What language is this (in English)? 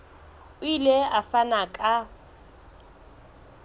Southern Sotho